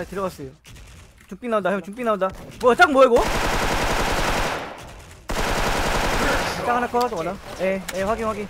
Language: Korean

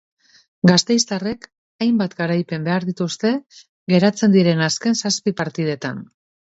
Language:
Basque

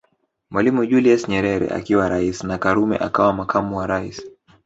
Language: Swahili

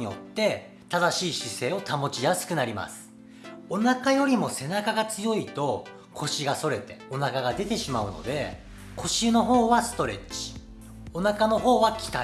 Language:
Japanese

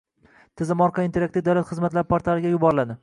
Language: Uzbek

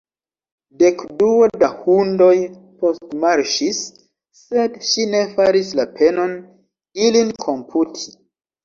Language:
Esperanto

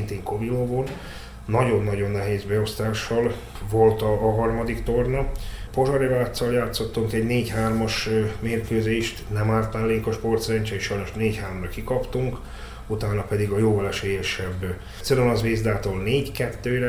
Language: Hungarian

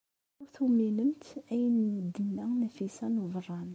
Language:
Kabyle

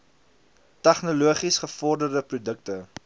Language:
Afrikaans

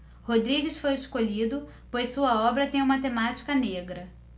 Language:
Portuguese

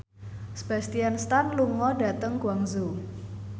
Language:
Javanese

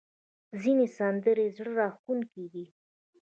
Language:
Pashto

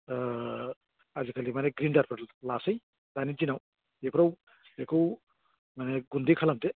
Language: Bodo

